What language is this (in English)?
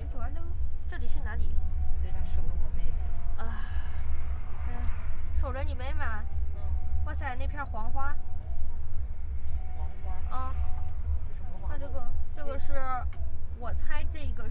Chinese